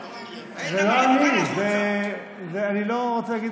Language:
Hebrew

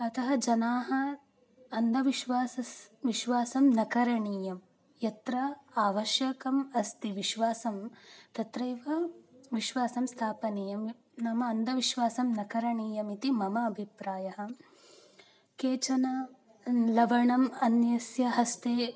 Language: Sanskrit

